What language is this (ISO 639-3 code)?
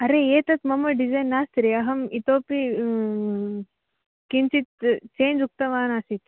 san